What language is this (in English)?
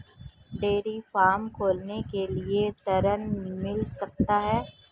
Hindi